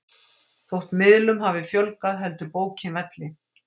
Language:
Icelandic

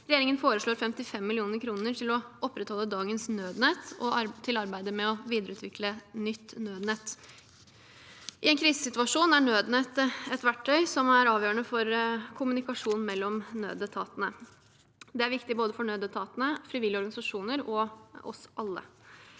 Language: Norwegian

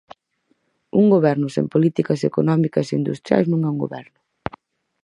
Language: Galician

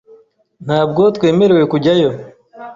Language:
Kinyarwanda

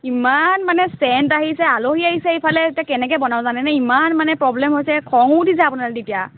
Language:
Assamese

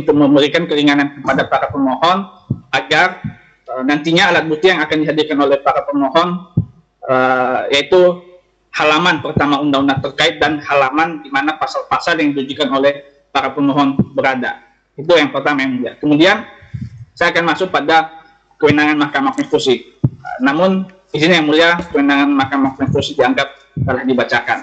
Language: Indonesian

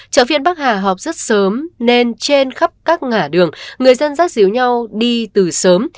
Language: Vietnamese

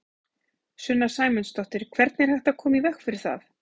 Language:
Icelandic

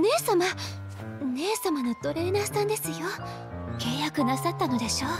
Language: Japanese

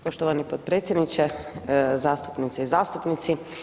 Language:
Croatian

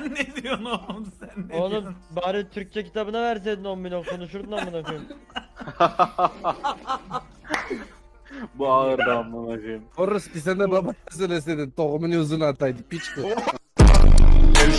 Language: Turkish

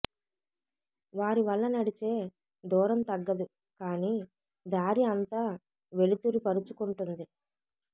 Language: Telugu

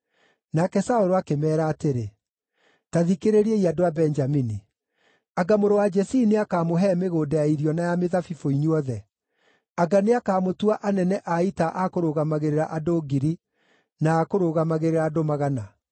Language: Kikuyu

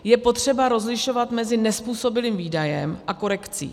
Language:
Czech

